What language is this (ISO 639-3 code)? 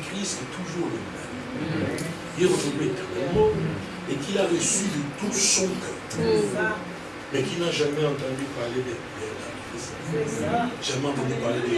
fra